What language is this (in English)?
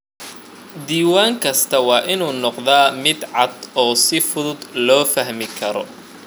Somali